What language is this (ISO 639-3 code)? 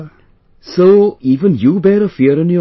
eng